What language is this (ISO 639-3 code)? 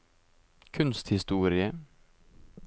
nor